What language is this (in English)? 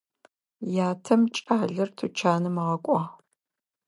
Adyghe